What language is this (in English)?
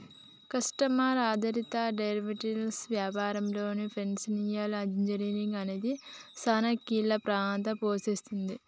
Telugu